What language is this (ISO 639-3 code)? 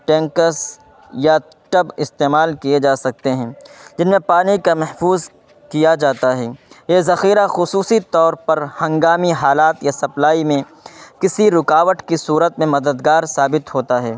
urd